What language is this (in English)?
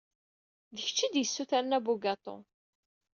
Kabyle